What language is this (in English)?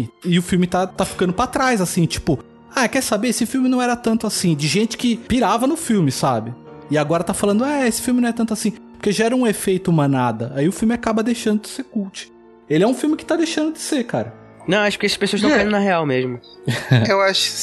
Portuguese